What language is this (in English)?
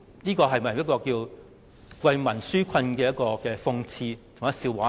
Cantonese